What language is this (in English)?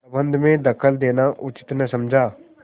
Hindi